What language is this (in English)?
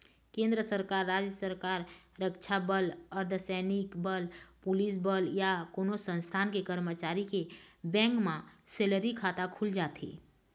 Chhattisgarhi